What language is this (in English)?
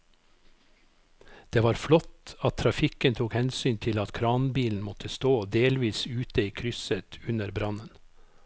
Norwegian